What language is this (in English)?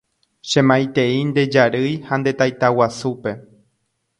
Guarani